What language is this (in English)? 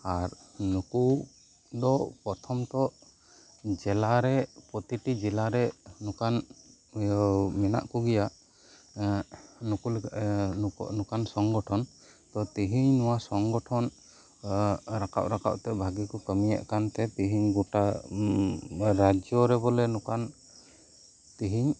Santali